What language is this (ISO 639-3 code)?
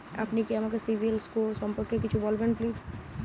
ben